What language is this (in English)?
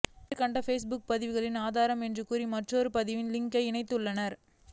Tamil